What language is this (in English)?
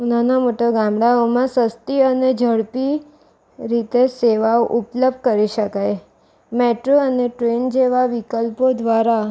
Gujarati